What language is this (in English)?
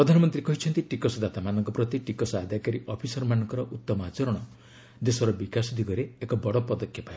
Odia